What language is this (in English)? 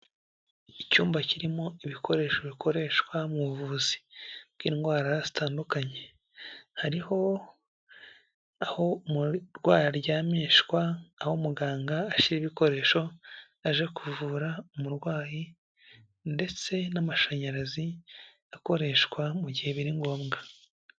Kinyarwanda